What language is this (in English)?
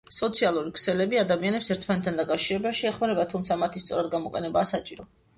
Georgian